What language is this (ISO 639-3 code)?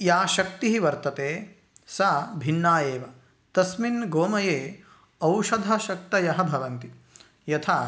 san